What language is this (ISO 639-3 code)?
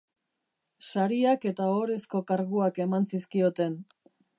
eus